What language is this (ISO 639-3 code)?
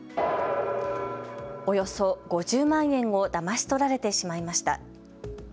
jpn